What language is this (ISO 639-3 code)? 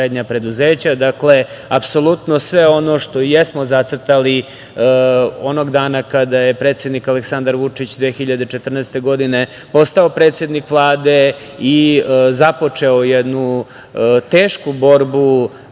srp